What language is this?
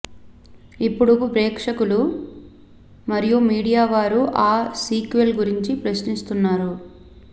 Telugu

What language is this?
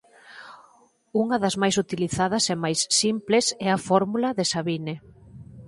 Galician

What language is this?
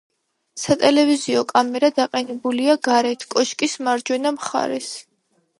Georgian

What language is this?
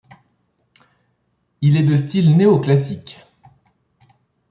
French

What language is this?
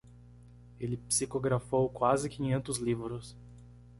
Portuguese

